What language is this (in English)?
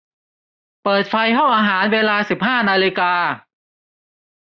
Thai